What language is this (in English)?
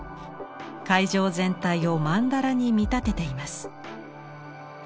Japanese